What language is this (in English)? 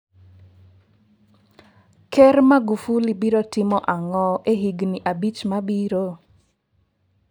Luo (Kenya and Tanzania)